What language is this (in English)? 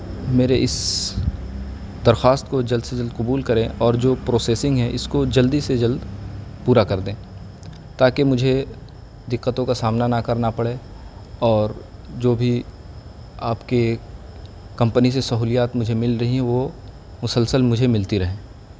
Urdu